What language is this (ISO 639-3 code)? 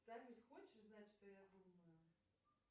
rus